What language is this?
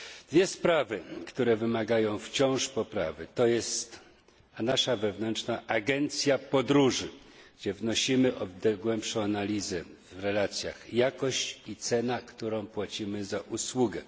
Polish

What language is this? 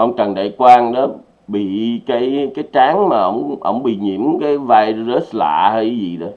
Vietnamese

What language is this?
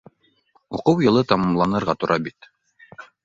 Bashkir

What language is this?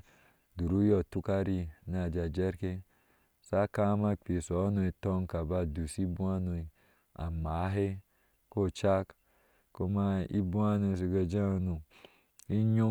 Ashe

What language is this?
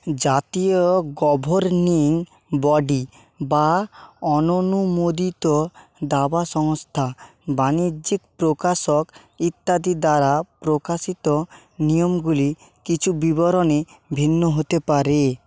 Bangla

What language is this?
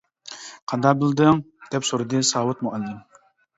Uyghur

